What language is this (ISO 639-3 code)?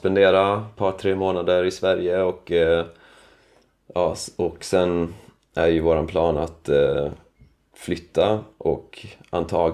swe